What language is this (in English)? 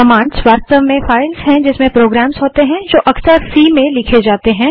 Hindi